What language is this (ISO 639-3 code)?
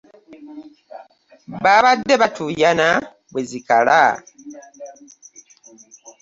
lug